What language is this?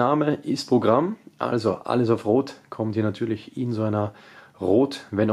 German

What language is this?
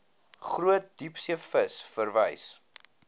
Afrikaans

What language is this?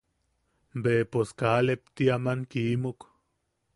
Yaqui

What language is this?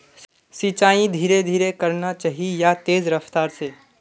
Magahi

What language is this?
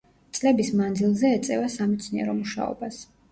Georgian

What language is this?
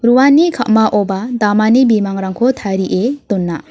Garo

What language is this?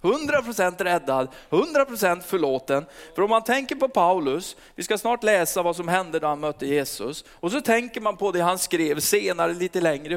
Swedish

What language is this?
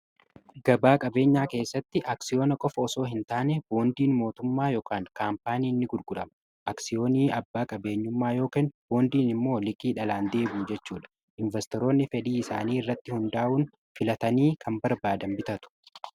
Oromo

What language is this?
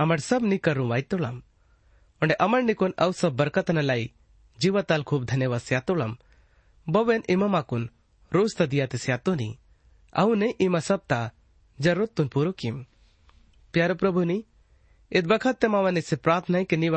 Hindi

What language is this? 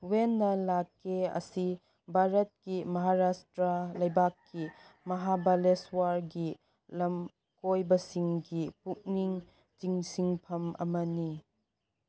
Manipuri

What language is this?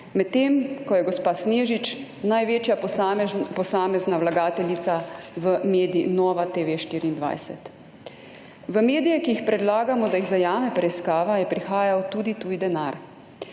Slovenian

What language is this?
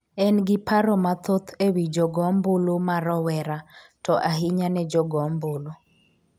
Luo (Kenya and Tanzania)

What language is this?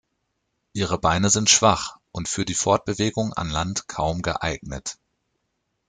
German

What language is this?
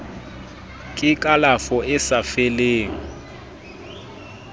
Southern Sotho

